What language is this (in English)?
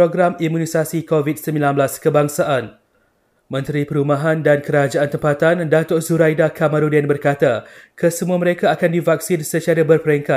Malay